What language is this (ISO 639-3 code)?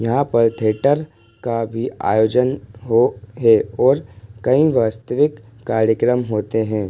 hin